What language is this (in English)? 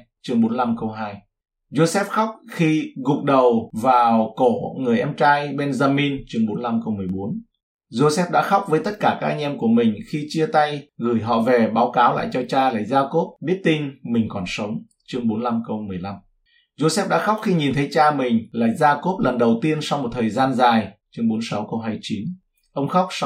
Vietnamese